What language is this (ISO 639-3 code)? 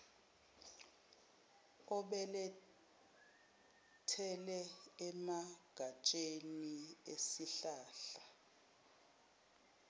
zul